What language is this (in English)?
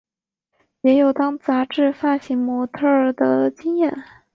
Chinese